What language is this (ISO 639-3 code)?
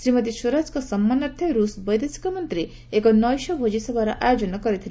ori